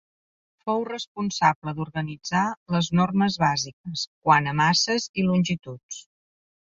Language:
Catalan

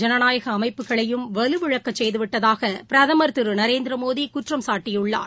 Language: Tamil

